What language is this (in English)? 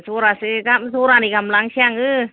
Bodo